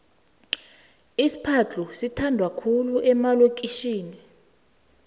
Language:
South Ndebele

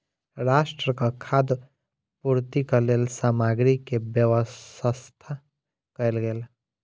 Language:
Maithili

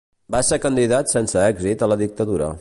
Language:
Catalan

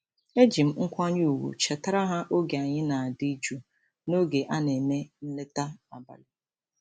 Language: Igbo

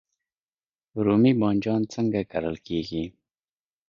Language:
Pashto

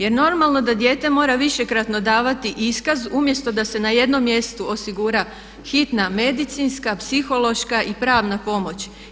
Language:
Croatian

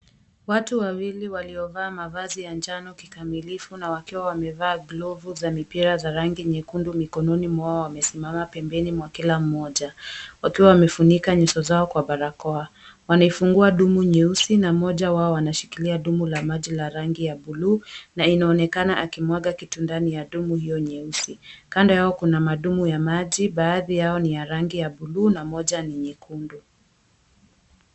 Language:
Swahili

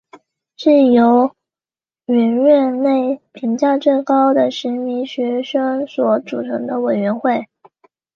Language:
Chinese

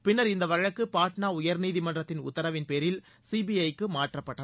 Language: Tamil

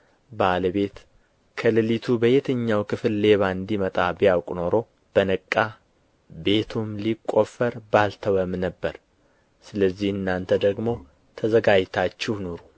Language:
Amharic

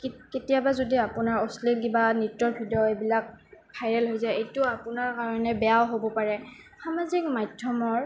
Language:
Assamese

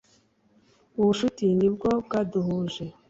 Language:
Kinyarwanda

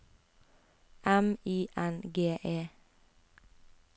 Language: Norwegian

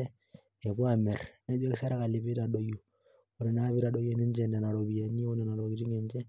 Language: Masai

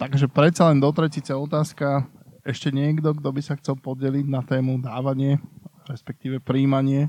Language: Slovak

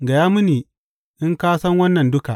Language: Hausa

